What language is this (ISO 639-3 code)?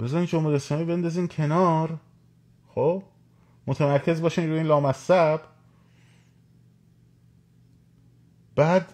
fas